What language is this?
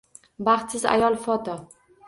Uzbek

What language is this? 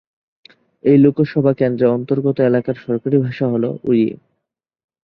Bangla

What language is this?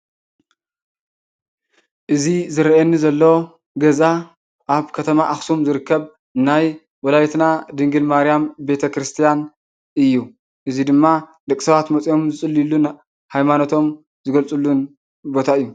Tigrinya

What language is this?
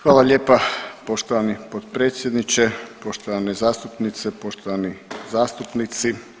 Croatian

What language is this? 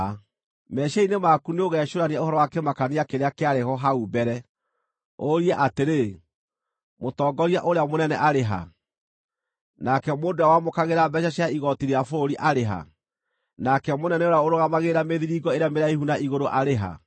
Kikuyu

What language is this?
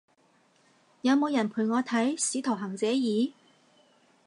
Cantonese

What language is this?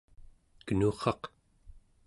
Central Yupik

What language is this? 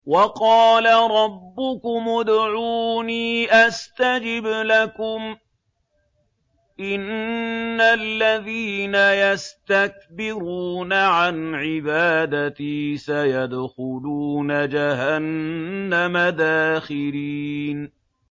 Arabic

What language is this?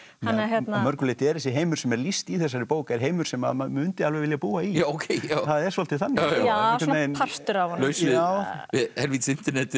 Icelandic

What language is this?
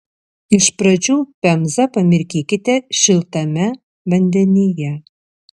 Lithuanian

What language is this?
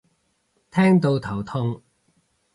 Cantonese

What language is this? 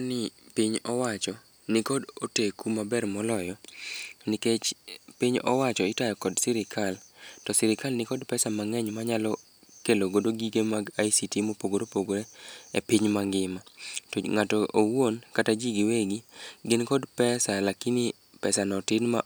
Luo (Kenya and Tanzania)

